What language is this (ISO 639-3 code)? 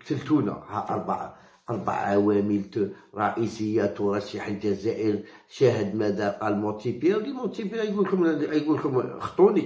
ara